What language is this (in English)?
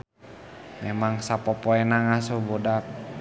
Sundanese